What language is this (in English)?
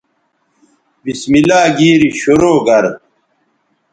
Bateri